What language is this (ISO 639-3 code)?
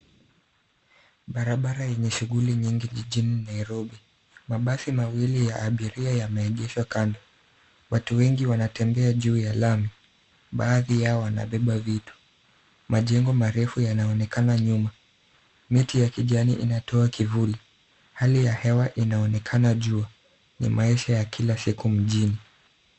swa